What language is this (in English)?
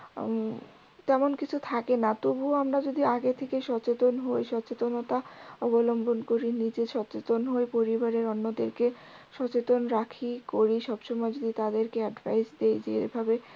Bangla